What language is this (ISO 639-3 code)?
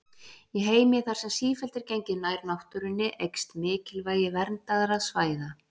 isl